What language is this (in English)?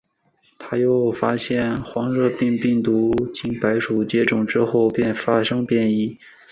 Chinese